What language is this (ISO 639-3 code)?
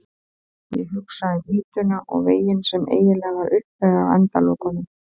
isl